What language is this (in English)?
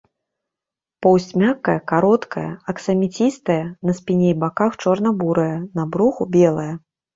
Belarusian